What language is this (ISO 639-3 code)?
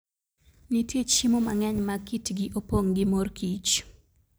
luo